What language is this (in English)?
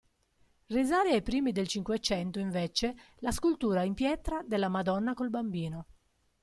Italian